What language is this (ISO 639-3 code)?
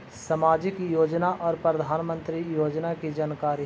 mag